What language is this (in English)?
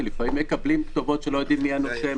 Hebrew